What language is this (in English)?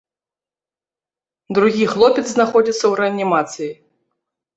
Belarusian